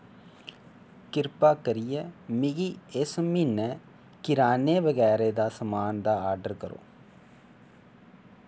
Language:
Dogri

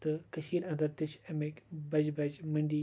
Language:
Kashmiri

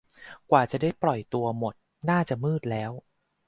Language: Thai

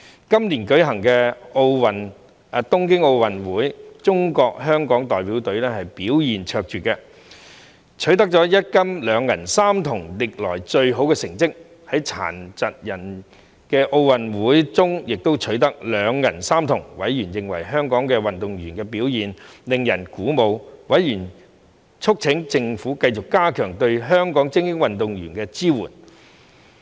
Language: Cantonese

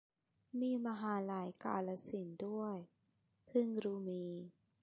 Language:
Thai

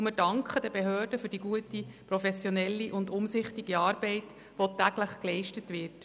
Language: Swiss German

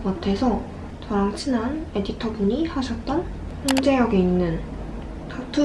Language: Korean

